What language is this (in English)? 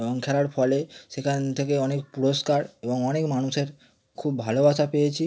Bangla